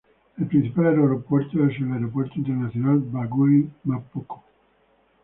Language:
Spanish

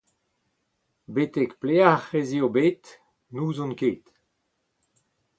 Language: Breton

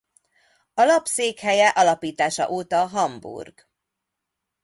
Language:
Hungarian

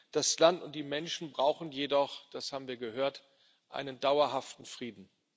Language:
German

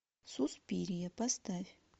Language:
Russian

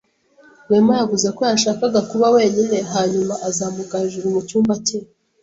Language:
Kinyarwanda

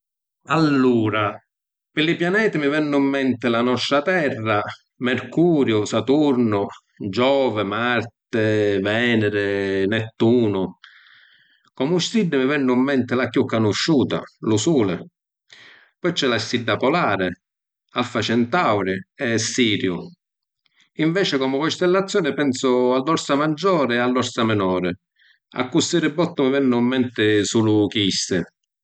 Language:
Sicilian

